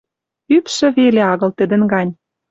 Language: Western Mari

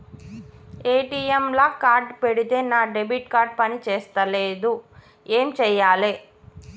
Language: Telugu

